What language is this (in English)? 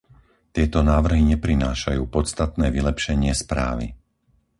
Slovak